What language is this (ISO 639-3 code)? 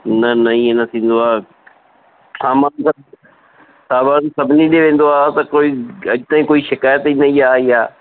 snd